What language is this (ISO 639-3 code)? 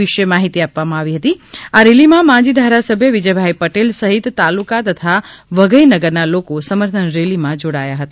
guj